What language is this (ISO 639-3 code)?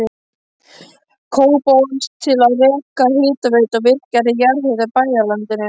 isl